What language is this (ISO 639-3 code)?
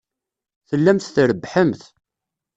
kab